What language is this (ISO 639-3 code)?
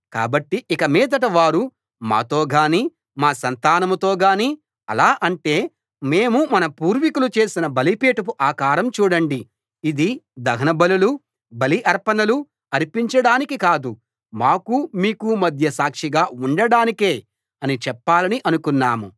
tel